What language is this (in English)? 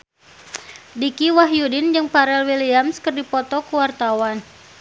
Sundanese